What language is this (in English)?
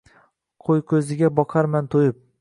Uzbek